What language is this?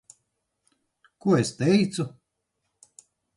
Latvian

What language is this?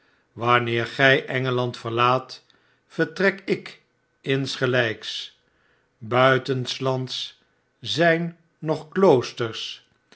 Dutch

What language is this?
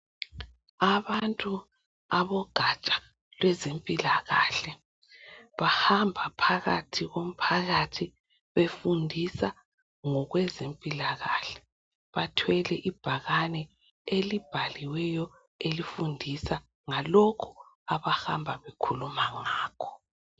North Ndebele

